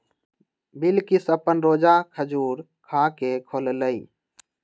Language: Magahi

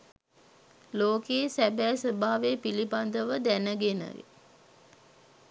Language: Sinhala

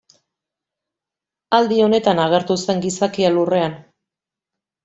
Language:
Basque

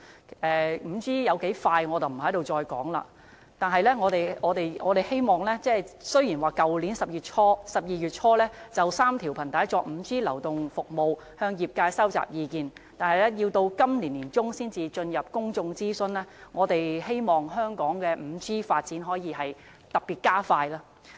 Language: Cantonese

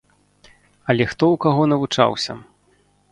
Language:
Belarusian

